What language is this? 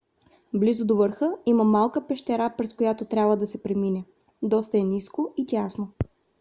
Bulgarian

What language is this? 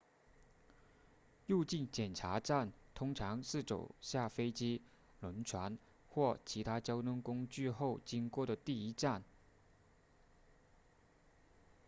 Chinese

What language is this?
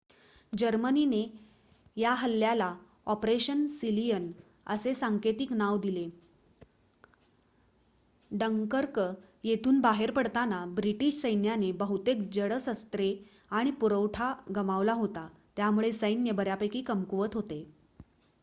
Marathi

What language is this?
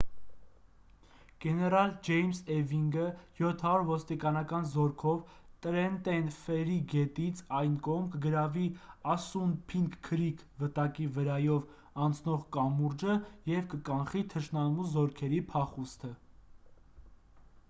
Armenian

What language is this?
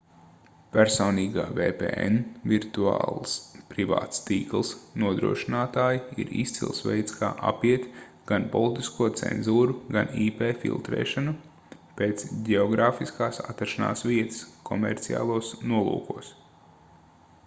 Latvian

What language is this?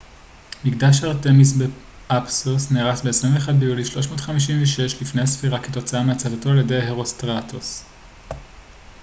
Hebrew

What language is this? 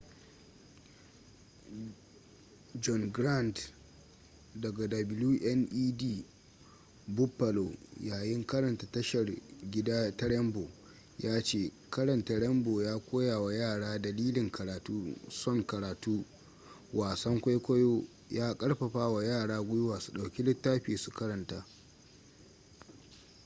Hausa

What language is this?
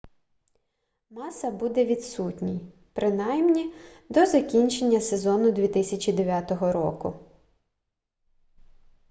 Ukrainian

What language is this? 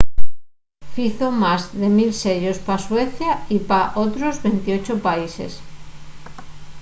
Asturian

